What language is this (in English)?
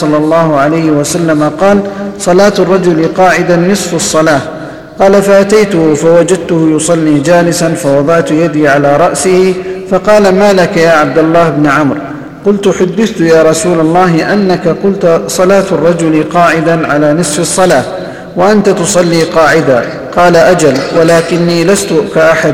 Arabic